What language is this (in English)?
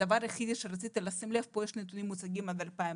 Hebrew